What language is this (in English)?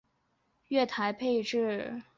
Chinese